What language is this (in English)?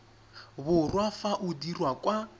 Tswana